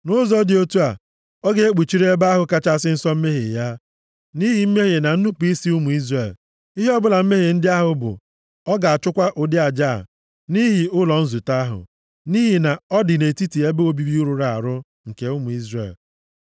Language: Igbo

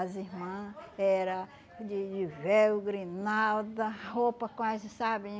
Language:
Portuguese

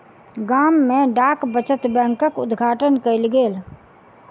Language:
Maithili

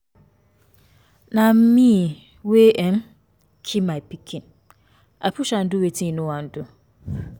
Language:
Nigerian Pidgin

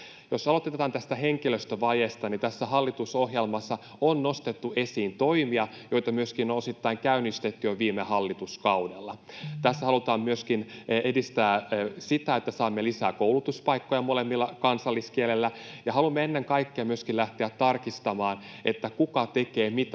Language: Finnish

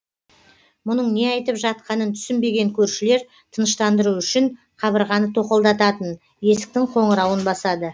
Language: Kazakh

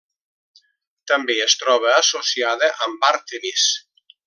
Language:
Catalan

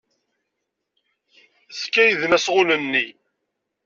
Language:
Kabyle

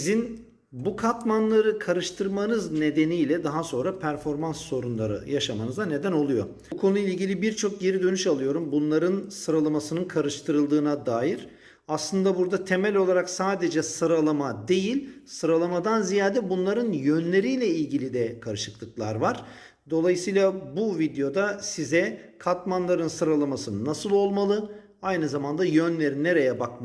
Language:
Turkish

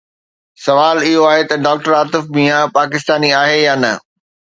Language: Sindhi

